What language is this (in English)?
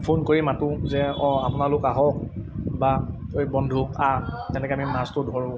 Assamese